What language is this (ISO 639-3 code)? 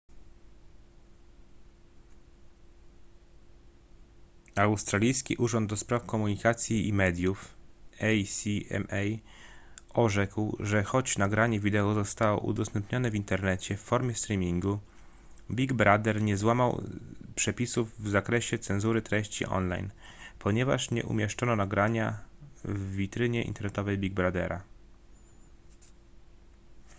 pol